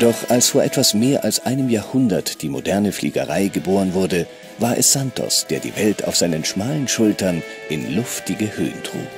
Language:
German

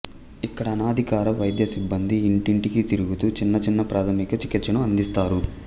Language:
Telugu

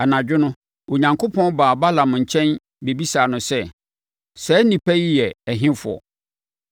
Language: Akan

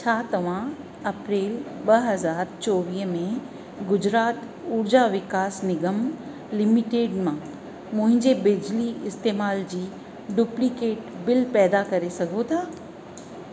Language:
Sindhi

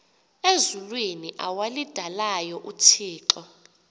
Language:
Xhosa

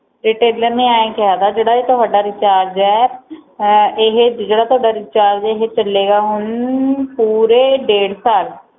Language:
Punjabi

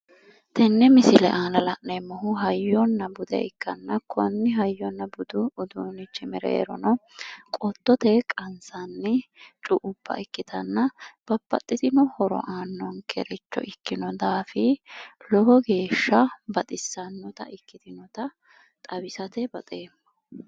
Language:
Sidamo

